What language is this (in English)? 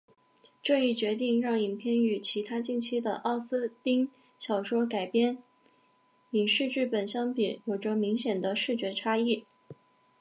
Chinese